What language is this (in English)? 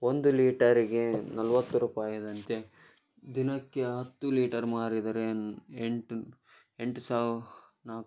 Kannada